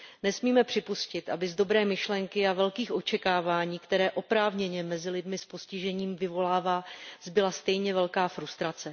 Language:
Czech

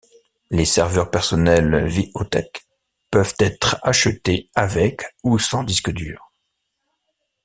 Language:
French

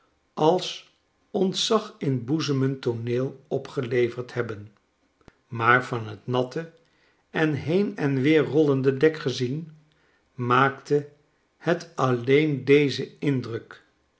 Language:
Dutch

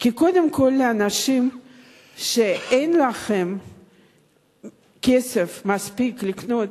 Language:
Hebrew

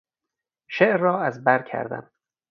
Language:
Persian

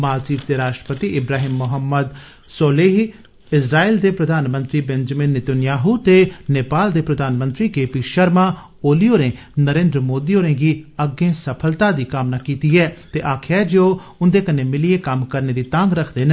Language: Dogri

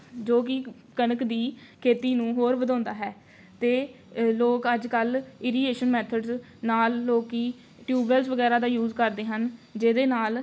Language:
Punjabi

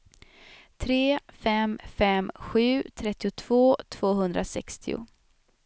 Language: Swedish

